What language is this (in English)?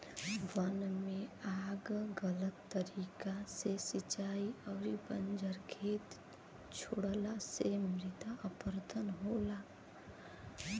Bhojpuri